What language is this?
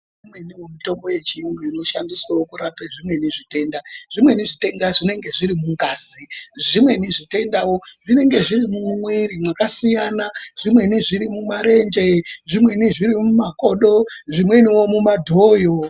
Ndau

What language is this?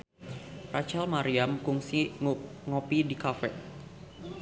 Sundanese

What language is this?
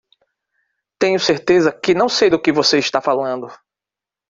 Portuguese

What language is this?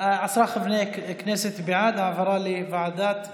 Hebrew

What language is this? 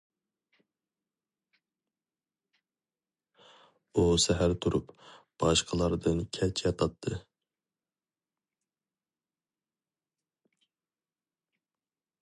Uyghur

